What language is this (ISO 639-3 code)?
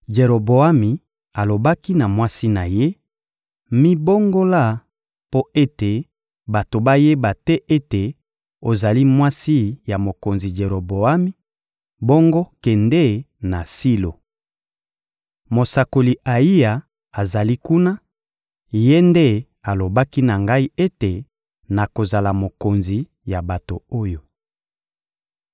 lin